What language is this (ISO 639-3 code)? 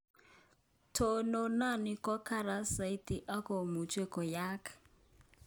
kln